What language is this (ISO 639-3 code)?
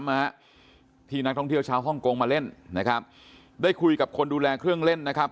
tha